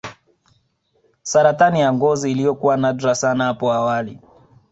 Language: Swahili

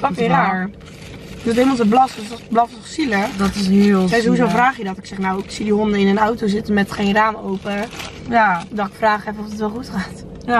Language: Dutch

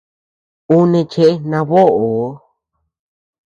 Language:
Tepeuxila Cuicatec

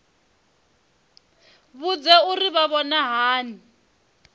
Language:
Venda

